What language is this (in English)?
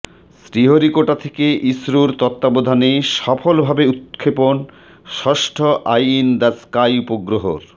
Bangla